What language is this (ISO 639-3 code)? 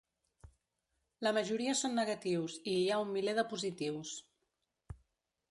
cat